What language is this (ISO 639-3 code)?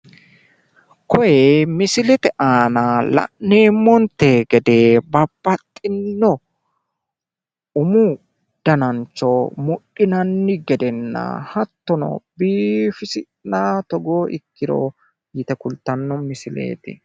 sid